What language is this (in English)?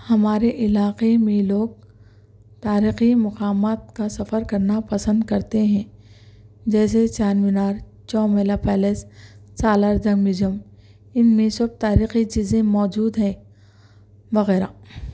Urdu